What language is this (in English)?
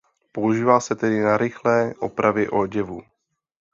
Czech